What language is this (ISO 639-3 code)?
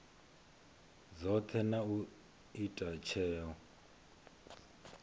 ven